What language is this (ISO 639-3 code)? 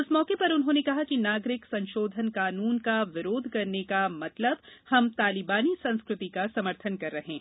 hin